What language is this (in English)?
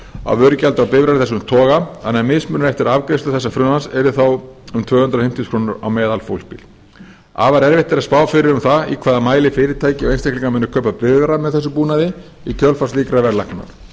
Icelandic